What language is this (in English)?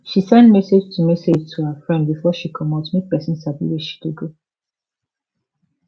Nigerian Pidgin